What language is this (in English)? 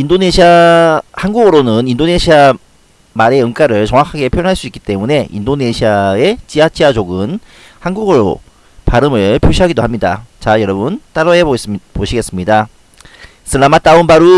Korean